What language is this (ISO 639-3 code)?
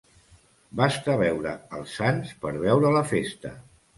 cat